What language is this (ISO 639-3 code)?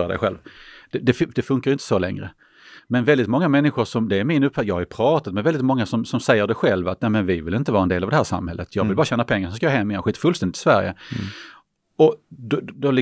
swe